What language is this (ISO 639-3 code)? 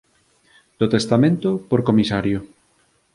glg